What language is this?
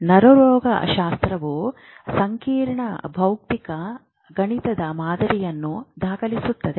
Kannada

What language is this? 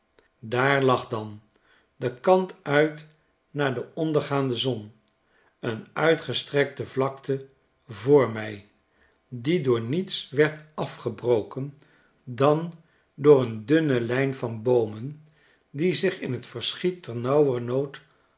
Dutch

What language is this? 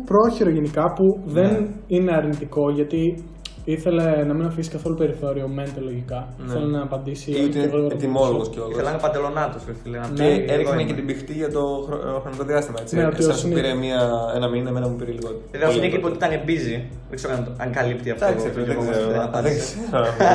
Greek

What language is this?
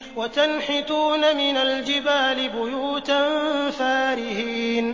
Arabic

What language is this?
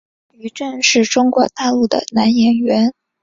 Chinese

